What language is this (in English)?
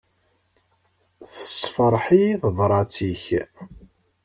Kabyle